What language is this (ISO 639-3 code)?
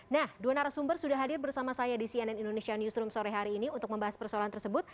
ind